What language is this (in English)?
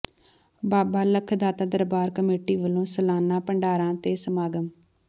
Punjabi